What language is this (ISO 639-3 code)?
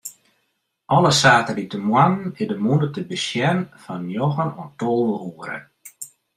fry